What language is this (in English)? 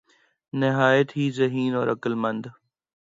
Urdu